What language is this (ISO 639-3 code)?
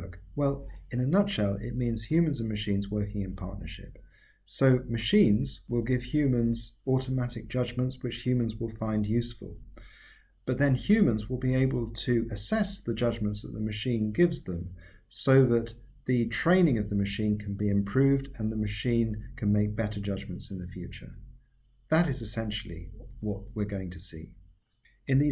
eng